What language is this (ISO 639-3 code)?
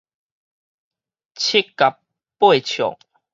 nan